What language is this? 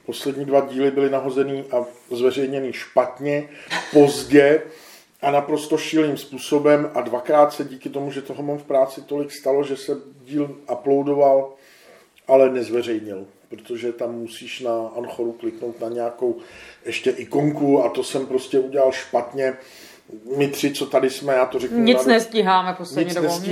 Czech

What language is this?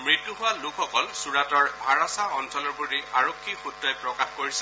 Assamese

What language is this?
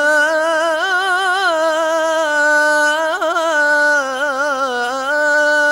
Arabic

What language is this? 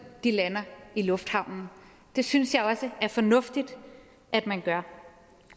Danish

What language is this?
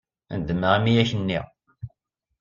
Kabyle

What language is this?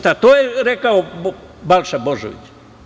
Serbian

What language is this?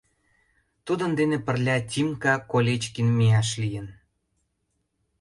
Mari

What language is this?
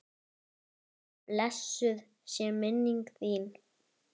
Icelandic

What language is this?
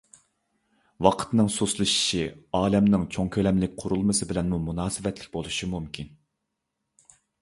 Uyghur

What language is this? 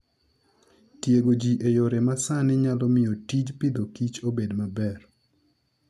Luo (Kenya and Tanzania)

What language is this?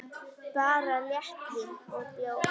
Icelandic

